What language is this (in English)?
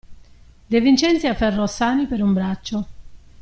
Italian